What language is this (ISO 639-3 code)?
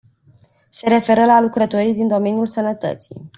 ron